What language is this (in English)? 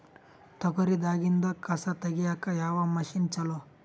Kannada